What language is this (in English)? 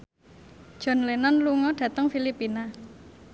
Javanese